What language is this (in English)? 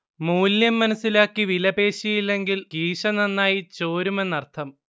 Malayalam